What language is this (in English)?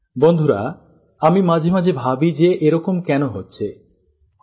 Bangla